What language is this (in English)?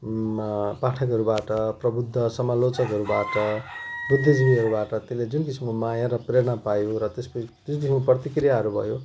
Nepali